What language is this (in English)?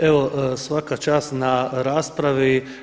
Croatian